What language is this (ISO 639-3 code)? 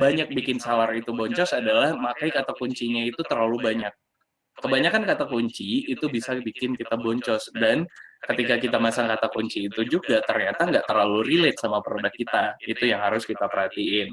ind